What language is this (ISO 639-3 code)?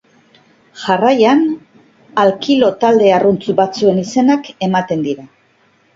eus